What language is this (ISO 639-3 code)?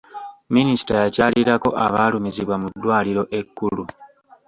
lug